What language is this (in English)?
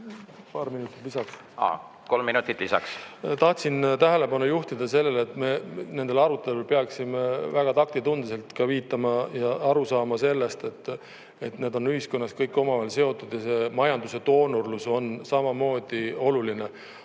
Estonian